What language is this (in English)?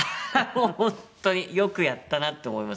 Japanese